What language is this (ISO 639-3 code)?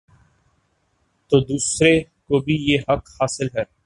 urd